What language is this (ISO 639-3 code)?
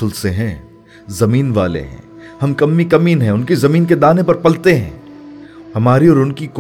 urd